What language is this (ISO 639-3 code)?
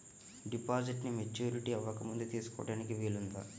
tel